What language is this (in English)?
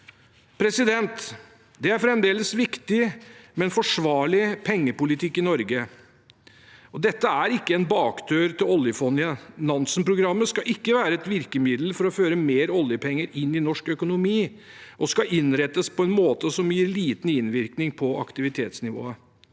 Norwegian